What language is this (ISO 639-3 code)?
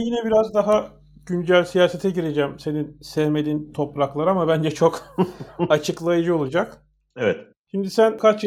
tur